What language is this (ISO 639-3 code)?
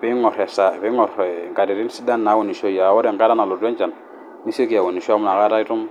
mas